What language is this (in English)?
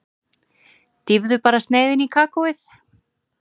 Icelandic